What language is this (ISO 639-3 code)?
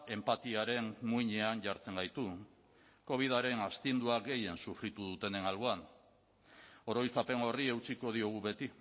eus